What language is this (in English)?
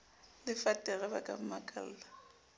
Southern Sotho